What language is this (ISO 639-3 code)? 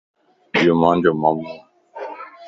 lss